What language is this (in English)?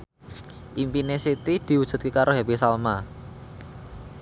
Javanese